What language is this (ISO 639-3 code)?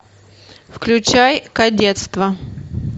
rus